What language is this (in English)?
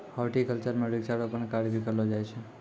Maithili